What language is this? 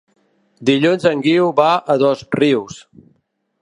Catalan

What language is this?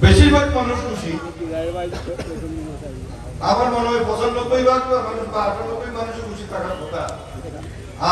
Turkish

